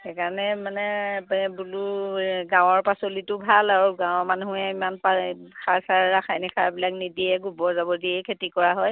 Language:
Assamese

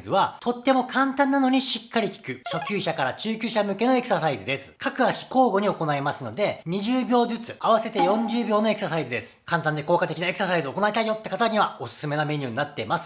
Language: Japanese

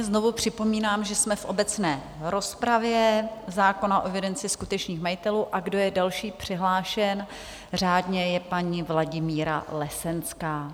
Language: Czech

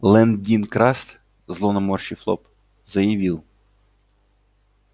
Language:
Russian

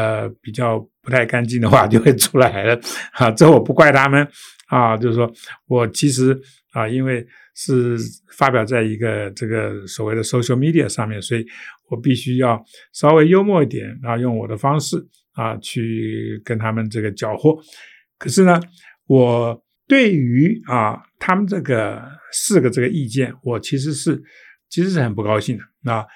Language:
Chinese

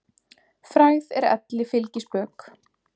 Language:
Icelandic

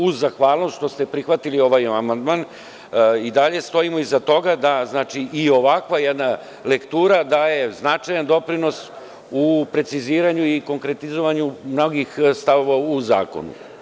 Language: Serbian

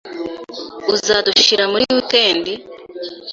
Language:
Kinyarwanda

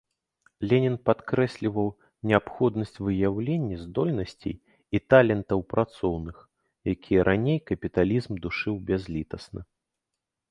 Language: Belarusian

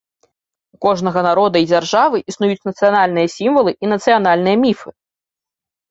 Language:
Belarusian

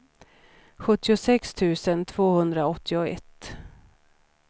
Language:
Swedish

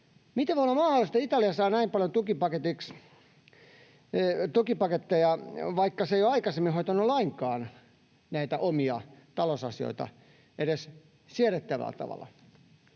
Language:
Finnish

